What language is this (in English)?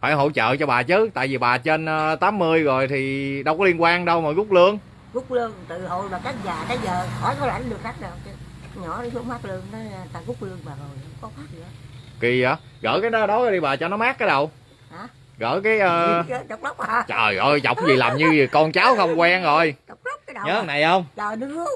Vietnamese